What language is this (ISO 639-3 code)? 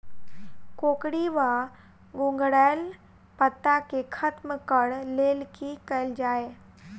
mai